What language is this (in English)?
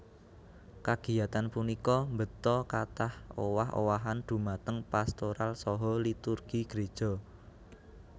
Javanese